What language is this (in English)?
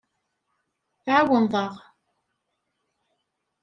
Kabyle